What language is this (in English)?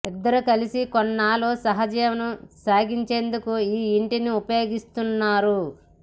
Telugu